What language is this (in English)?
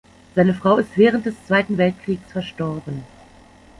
German